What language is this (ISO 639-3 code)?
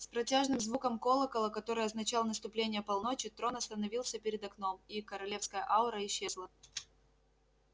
rus